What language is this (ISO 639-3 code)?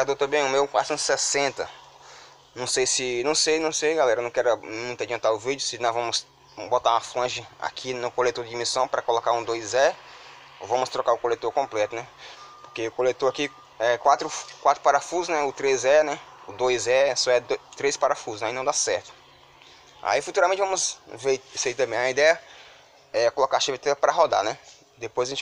por